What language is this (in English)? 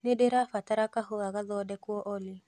Kikuyu